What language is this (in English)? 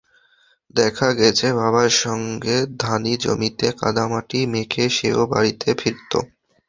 Bangla